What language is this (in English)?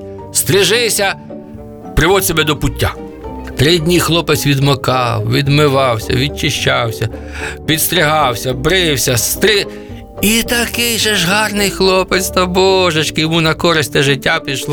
Ukrainian